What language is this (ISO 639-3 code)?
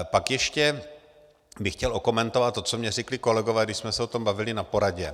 ces